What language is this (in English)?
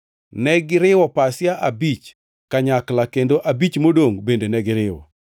Luo (Kenya and Tanzania)